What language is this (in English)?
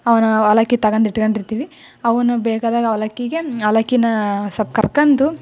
Kannada